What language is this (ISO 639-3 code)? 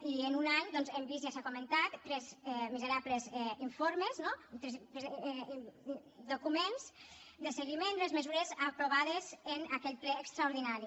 cat